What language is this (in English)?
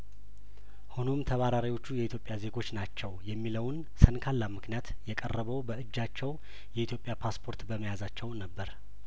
Amharic